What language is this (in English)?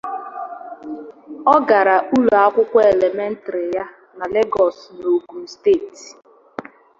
Igbo